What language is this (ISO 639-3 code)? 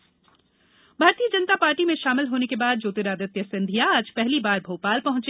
hin